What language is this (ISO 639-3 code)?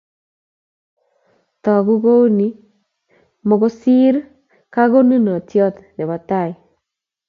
kln